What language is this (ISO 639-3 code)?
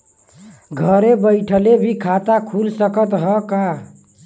bho